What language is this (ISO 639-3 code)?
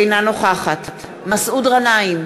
heb